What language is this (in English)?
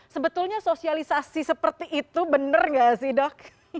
Indonesian